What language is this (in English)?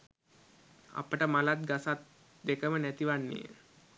Sinhala